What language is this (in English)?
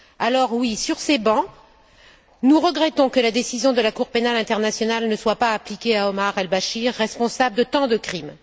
French